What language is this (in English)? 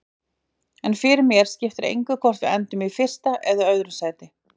Icelandic